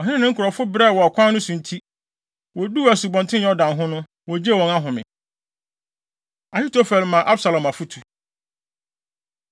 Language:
Akan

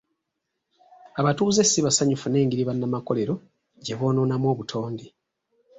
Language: Ganda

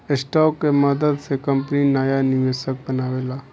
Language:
Bhojpuri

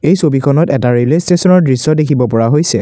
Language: Assamese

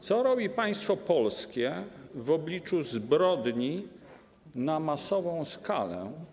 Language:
Polish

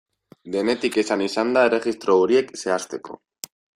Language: Basque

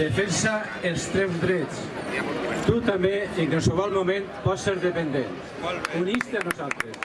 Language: Spanish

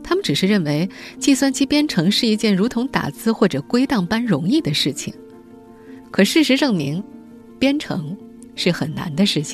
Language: Chinese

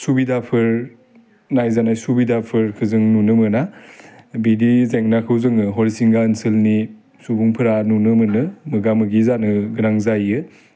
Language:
Bodo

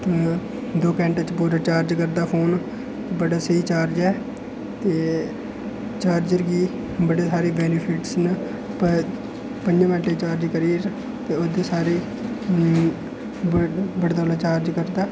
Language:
Dogri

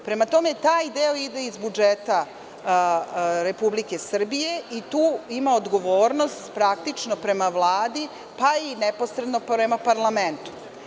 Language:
Serbian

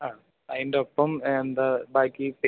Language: Malayalam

